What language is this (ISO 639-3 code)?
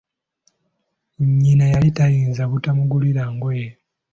lug